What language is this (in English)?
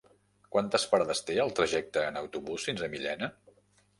Catalan